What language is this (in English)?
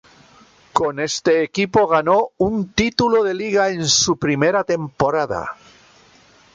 Spanish